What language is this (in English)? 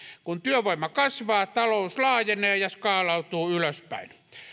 Finnish